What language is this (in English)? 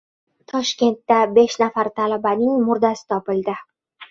Uzbek